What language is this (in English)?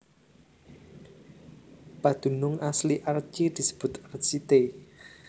Javanese